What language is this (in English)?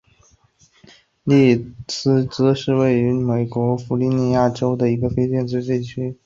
Chinese